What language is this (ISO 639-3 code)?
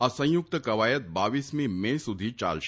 guj